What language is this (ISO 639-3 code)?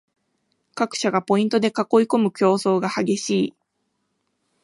jpn